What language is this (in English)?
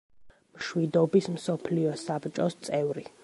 Georgian